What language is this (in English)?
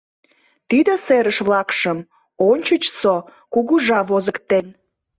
Mari